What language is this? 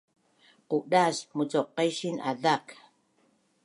Bunun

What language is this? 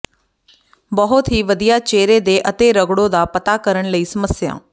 Punjabi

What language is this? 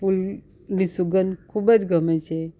Gujarati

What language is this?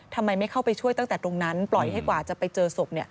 Thai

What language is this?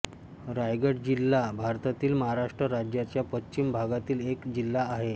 Marathi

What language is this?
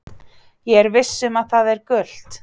Icelandic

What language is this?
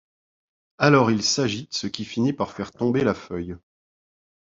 French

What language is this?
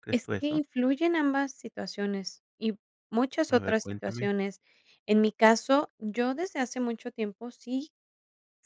Spanish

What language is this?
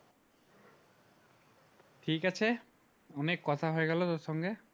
Bangla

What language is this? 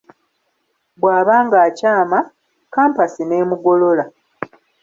Ganda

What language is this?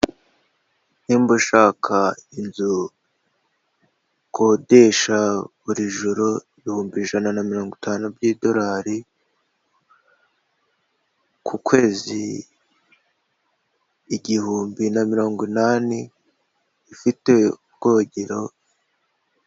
Kinyarwanda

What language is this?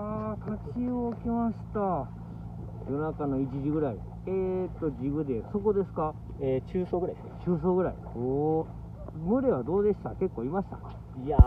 Japanese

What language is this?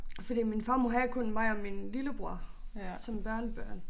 Danish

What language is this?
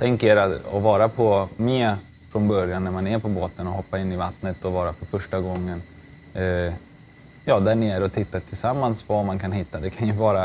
Swedish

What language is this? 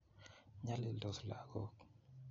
Kalenjin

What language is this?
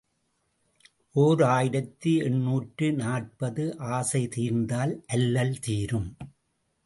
Tamil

